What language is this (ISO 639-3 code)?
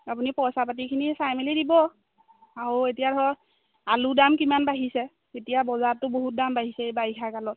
asm